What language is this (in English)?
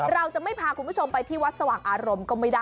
Thai